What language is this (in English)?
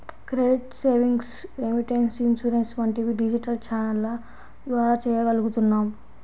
Telugu